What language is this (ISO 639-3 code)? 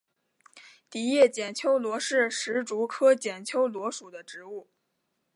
zho